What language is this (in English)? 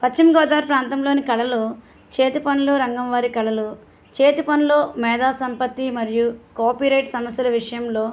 Telugu